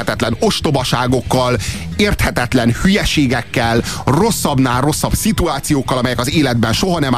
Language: Hungarian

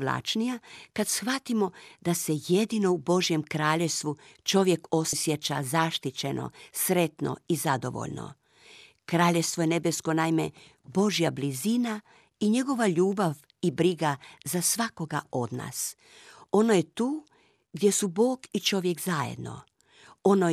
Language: Croatian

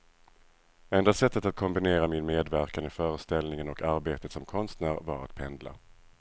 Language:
Swedish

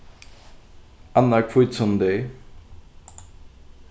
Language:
Faroese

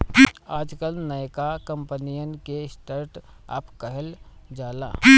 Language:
Bhojpuri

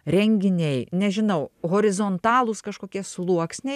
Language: Lithuanian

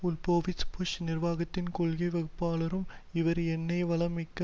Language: Tamil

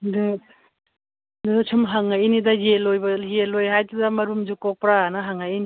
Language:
Manipuri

